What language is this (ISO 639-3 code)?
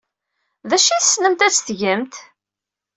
kab